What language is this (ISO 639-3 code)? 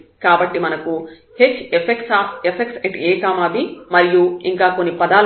tel